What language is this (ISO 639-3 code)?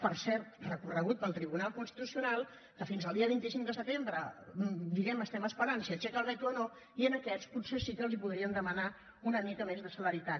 cat